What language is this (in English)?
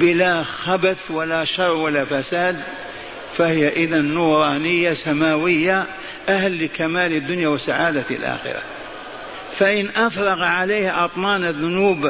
Arabic